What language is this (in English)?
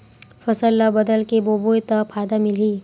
Chhattisgarhi